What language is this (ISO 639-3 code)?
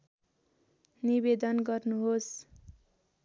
nep